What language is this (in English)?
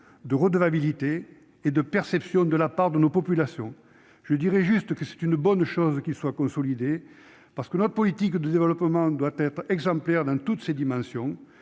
French